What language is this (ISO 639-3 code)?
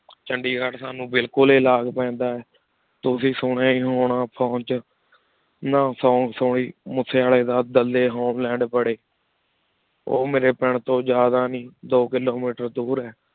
pan